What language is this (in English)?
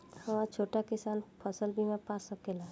Bhojpuri